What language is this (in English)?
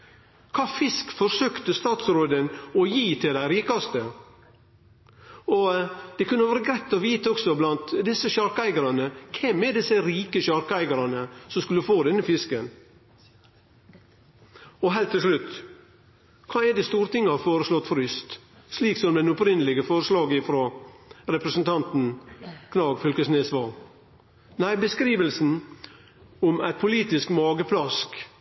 Norwegian Nynorsk